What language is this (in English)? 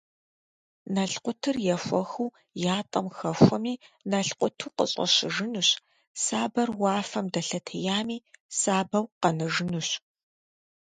Kabardian